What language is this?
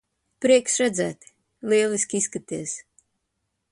Latvian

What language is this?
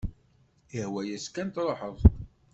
Kabyle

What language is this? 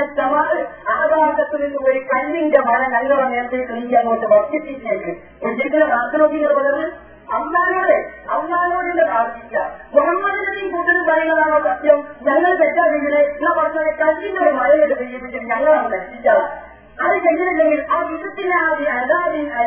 Malayalam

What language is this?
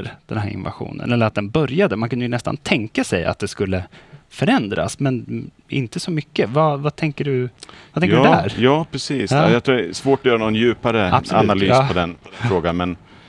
Swedish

